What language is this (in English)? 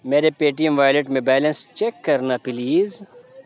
Urdu